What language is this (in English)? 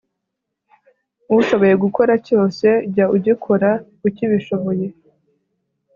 Kinyarwanda